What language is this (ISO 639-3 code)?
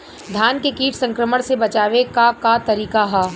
bho